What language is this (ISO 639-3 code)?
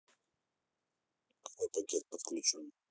rus